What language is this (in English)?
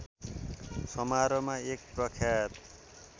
Nepali